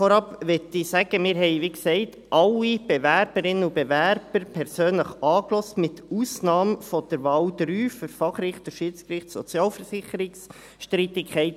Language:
Swiss German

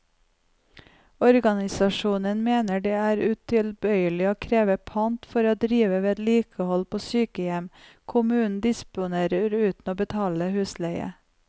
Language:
Norwegian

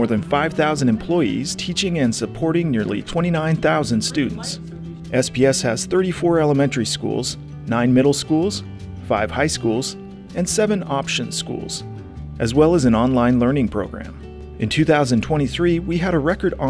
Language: English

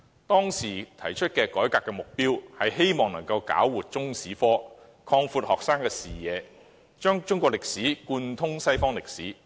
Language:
Cantonese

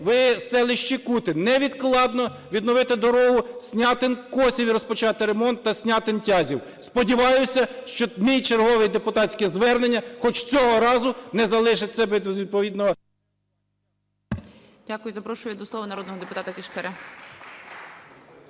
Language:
Ukrainian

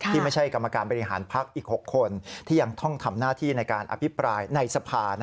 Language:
Thai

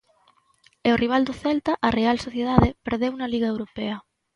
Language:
Galician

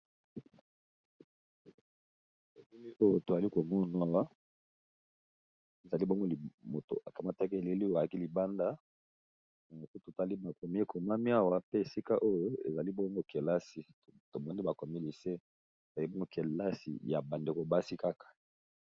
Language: Lingala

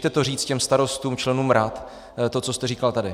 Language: Czech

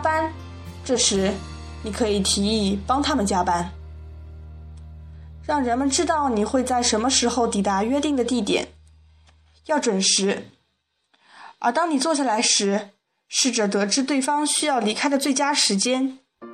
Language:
Chinese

